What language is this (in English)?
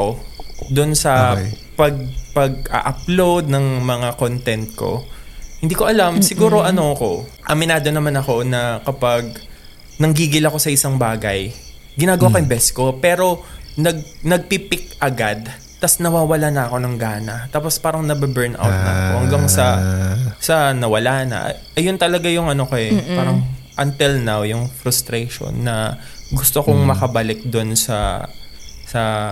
Filipino